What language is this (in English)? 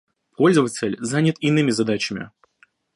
Russian